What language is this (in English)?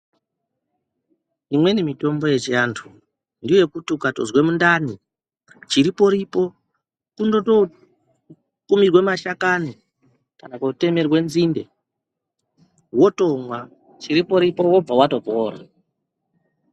Ndau